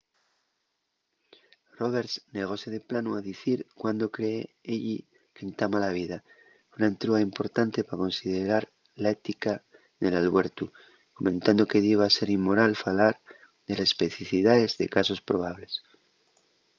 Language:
Asturian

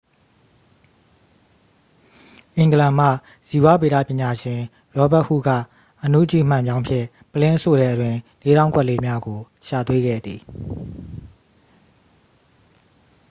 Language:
Burmese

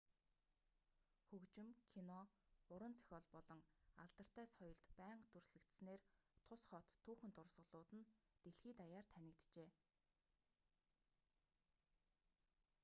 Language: Mongolian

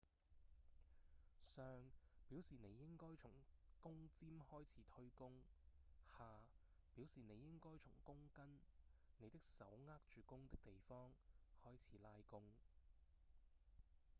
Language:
Cantonese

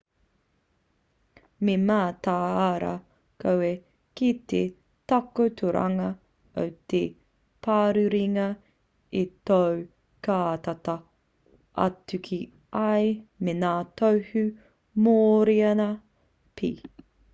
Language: Māori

